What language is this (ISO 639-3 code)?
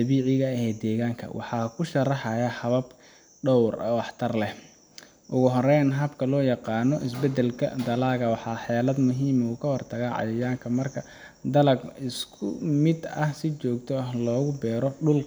som